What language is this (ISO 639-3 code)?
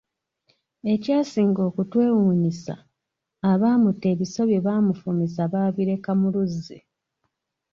lug